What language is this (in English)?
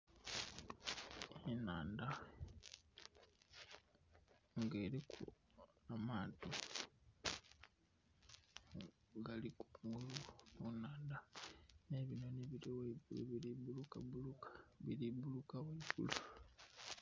Soga